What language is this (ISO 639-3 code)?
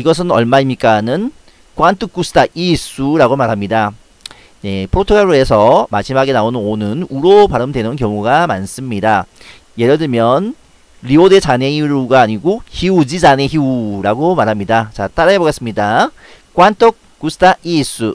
kor